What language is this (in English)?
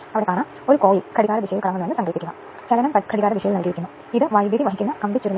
Malayalam